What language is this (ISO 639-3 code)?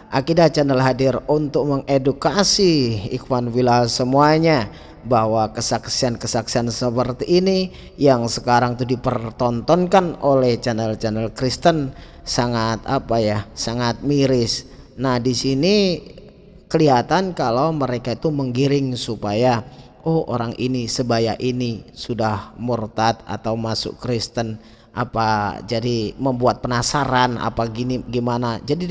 ind